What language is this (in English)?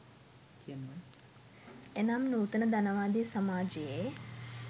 Sinhala